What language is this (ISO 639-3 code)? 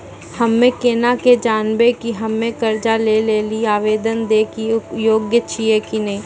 mai